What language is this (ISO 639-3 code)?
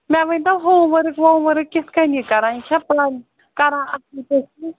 kas